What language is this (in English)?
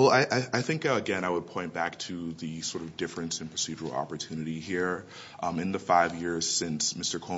English